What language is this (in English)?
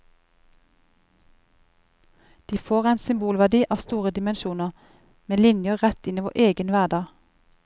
Norwegian